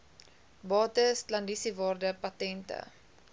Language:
Afrikaans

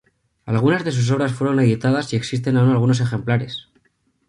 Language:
Spanish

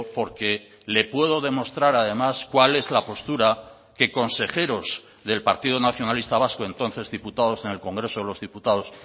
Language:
Spanish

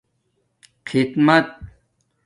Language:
Domaaki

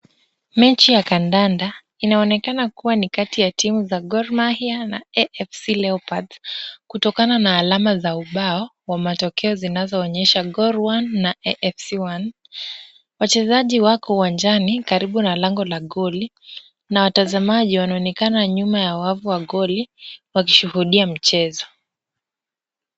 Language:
Swahili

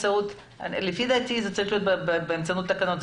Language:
Hebrew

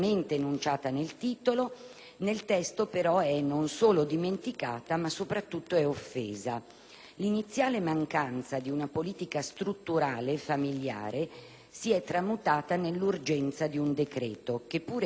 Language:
Italian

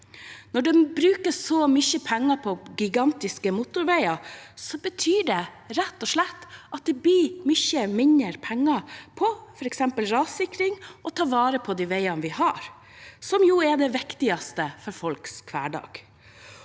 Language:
Norwegian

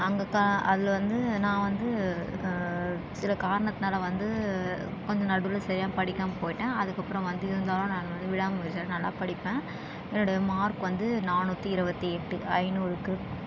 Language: Tamil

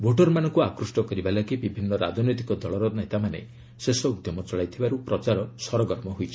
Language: Odia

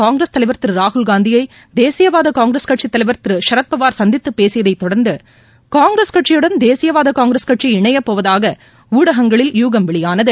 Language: Tamil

